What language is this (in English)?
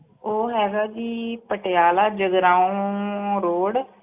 Punjabi